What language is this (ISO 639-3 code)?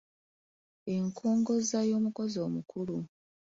lug